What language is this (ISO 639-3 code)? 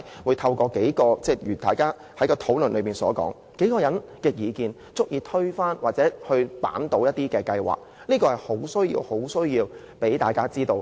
yue